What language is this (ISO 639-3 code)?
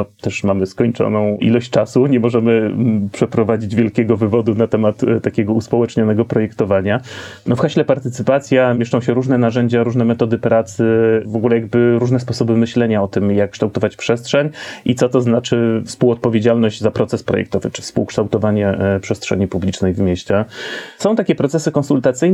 pol